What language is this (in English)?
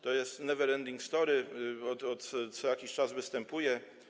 Polish